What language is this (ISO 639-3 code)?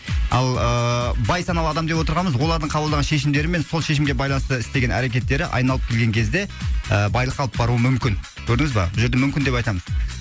kaz